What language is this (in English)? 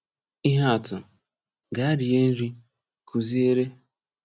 Igbo